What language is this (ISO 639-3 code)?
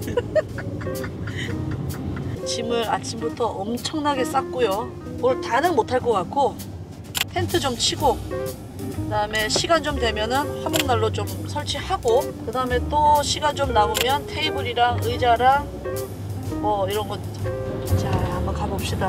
kor